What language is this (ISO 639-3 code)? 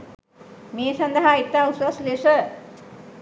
sin